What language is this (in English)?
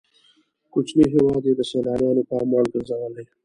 Pashto